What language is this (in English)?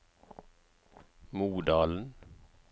Norwegian